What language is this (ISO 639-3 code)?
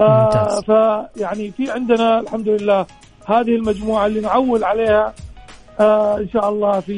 ara